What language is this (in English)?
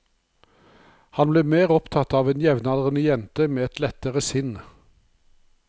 Norwegian